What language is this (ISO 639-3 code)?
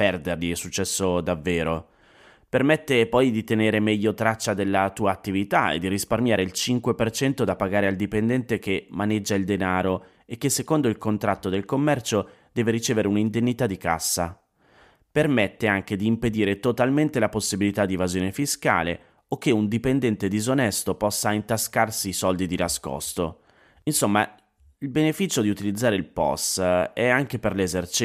ita